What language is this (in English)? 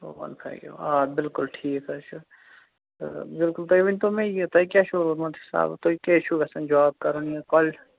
Kashmiri